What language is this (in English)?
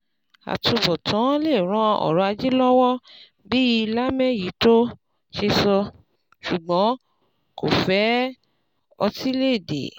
Yoruba